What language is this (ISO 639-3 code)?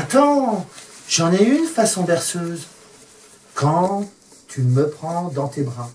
fra